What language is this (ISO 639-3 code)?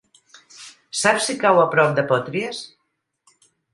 cat